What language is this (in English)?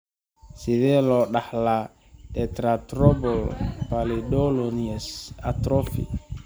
Somali